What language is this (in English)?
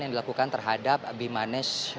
Indonesian